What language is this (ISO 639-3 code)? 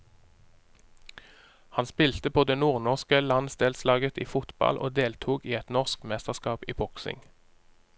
nor